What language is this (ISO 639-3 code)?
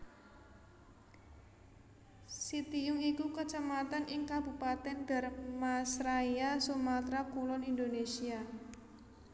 jav